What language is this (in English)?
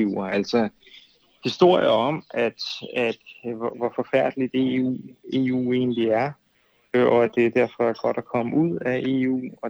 Danish